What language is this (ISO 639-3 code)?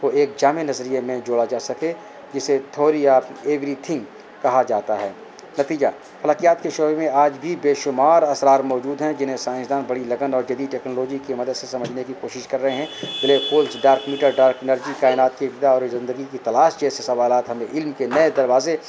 urd